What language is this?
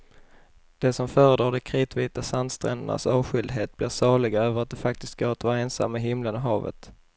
Swedish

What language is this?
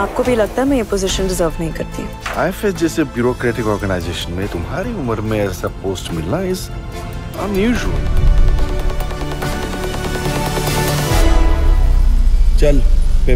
Hindi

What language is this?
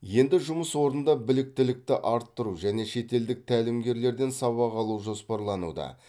Kazakh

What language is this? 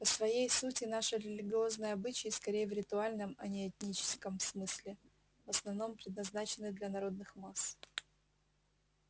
Russian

